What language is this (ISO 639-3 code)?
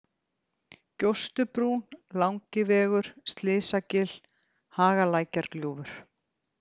isl